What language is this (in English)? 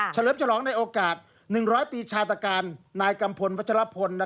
Thai